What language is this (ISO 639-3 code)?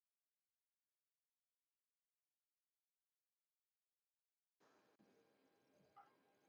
hun